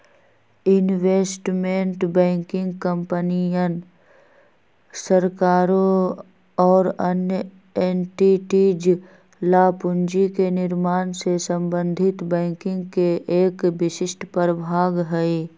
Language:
Magahi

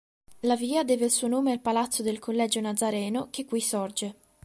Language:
Italian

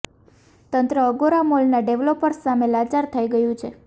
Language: Gujarati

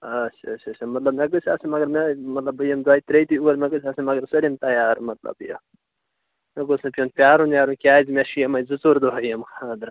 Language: Kashmiri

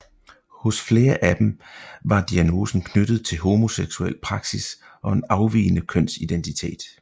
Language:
Danish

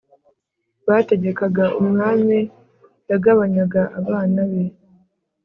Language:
Kinyarwanda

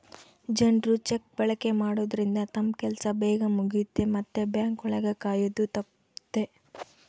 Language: Kannada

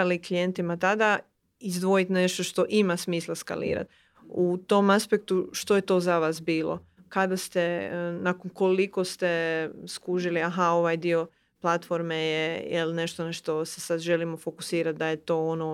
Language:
Croatian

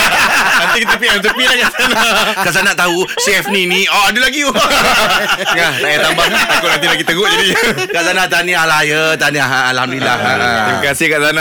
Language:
Malay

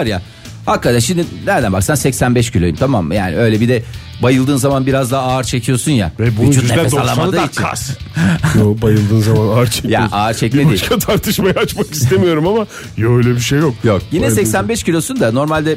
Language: Turkish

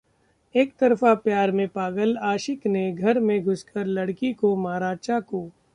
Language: Hindi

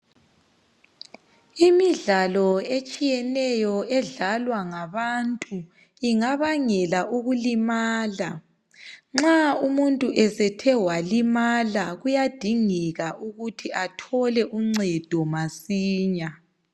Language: North Ndebele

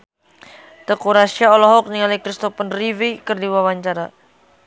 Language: Sundanese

